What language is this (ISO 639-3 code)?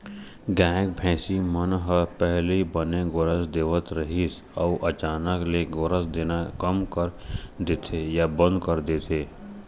hne